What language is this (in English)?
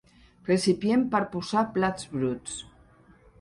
Catalan